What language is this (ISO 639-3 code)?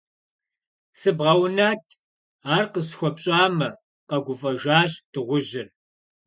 kbd